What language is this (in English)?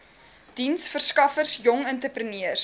Afrikaans